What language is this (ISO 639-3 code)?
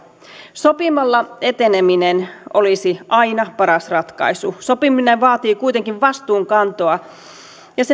fin